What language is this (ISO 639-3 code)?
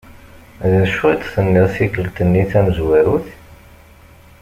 kab